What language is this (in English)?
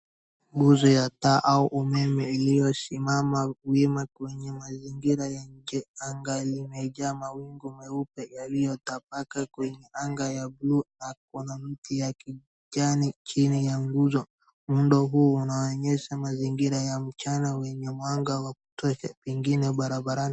Swahili